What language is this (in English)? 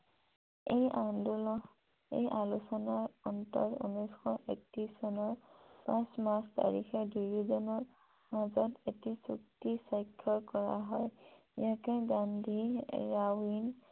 Assamese